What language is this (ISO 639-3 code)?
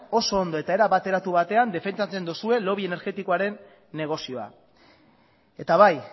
eus